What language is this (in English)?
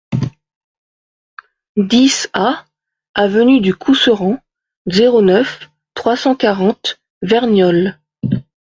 French